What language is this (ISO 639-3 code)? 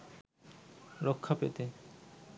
ben